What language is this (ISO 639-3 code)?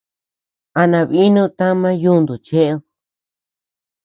cux